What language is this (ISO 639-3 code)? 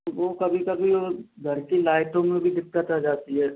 hin